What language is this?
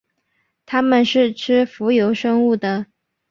Chinese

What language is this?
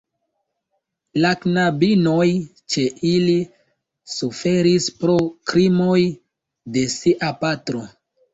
Esperanto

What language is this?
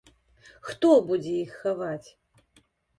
Belarusian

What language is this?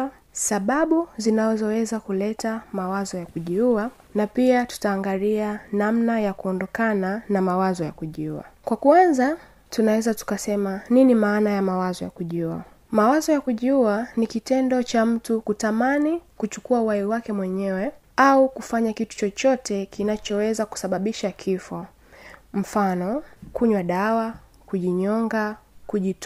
Swahili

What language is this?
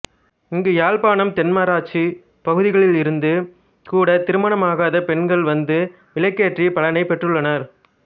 Tamil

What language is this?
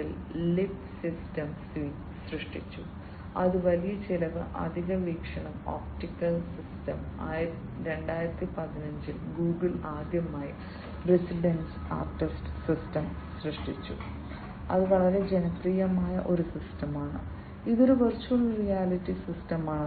Malayalam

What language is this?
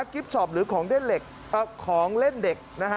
Thai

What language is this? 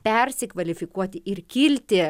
Lithuanian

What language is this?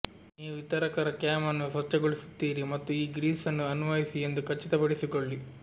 Kannada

